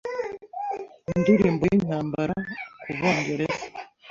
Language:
Kinyarwanda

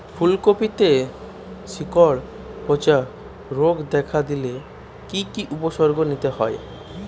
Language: Bangla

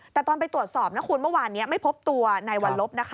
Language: Thai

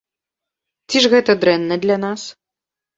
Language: Belarusian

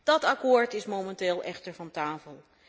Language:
Dutch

